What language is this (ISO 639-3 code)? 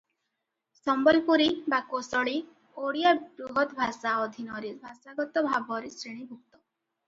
ori